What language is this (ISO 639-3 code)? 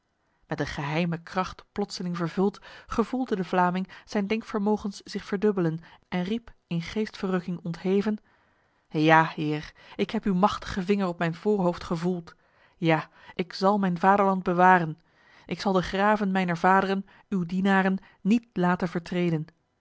nld